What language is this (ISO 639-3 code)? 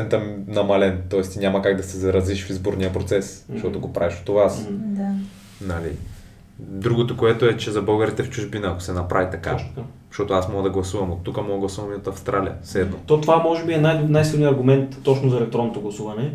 bul